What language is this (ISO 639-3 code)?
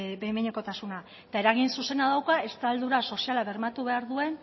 eus